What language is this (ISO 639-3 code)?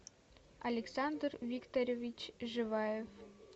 rus